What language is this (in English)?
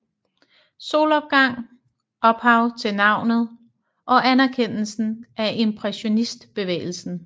Danish